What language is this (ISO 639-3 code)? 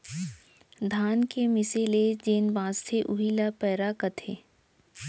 hne